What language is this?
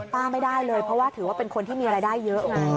Thai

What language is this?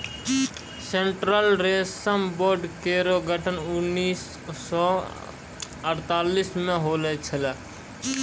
Maithili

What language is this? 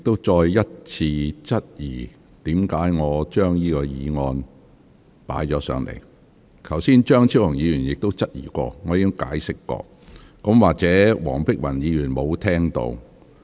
Cantonese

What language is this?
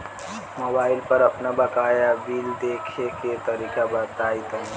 Bhojpuri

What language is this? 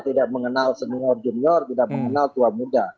Indonesian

